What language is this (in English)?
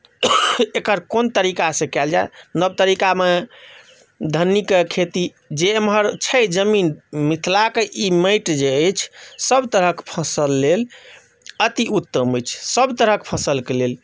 Maithili